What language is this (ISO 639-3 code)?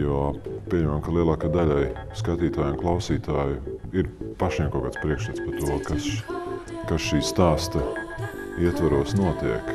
lav